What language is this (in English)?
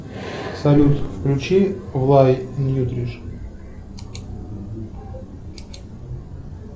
Russian